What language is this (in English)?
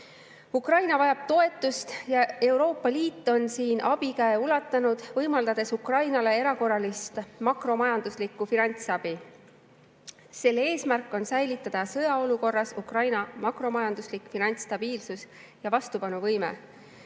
Estonian